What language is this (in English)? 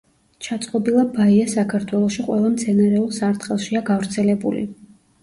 Georgian